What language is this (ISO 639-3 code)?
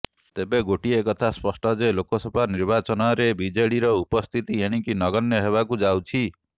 ori